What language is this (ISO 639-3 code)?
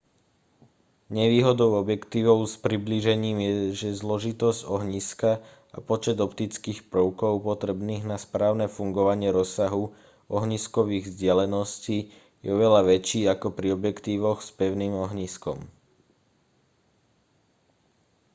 slk